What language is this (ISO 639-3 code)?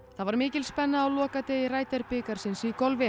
isl